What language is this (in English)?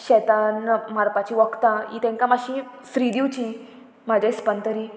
Konkani